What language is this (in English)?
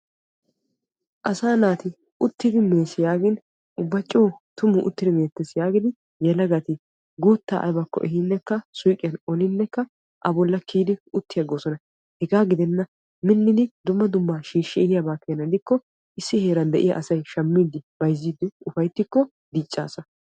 Wolaytta